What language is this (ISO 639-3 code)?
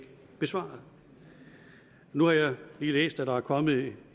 dan